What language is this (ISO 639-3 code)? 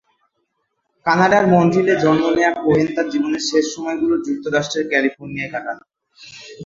ben